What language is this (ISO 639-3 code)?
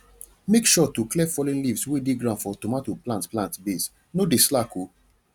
pcm